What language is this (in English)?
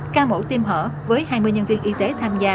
Vietnamese